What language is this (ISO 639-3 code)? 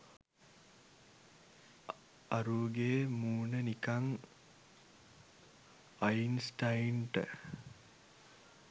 sin